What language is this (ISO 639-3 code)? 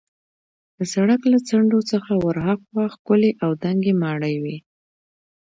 pus